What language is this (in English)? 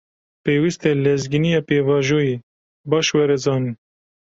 Kurdish